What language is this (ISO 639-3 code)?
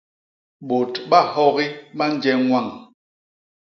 bas